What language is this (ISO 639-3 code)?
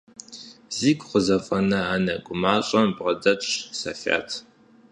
kbd